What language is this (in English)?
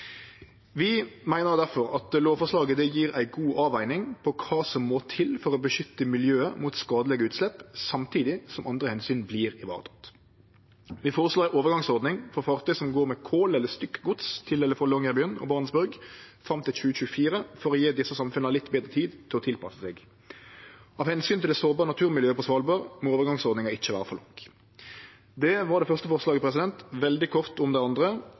Norwegian Nynorsk